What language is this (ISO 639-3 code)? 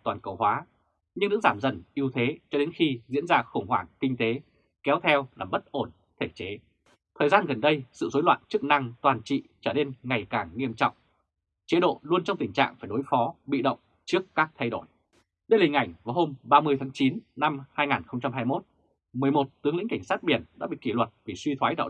vie